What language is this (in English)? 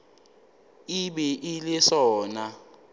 Northern Sotho